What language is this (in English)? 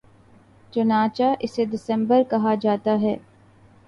Urdu